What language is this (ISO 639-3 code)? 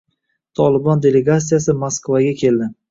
uzb